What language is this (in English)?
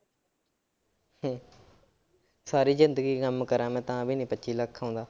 Punjabi